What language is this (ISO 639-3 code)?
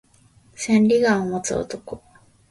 jpn